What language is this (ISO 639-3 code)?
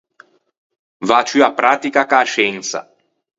lij